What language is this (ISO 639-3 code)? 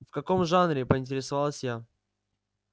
rus